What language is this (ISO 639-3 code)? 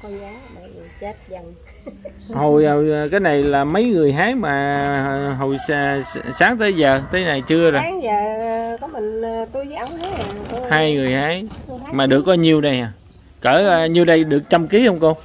vie